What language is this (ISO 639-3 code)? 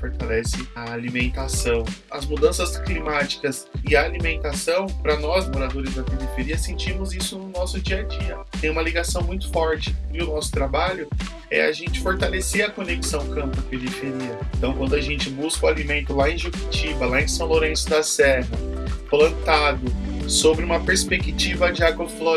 por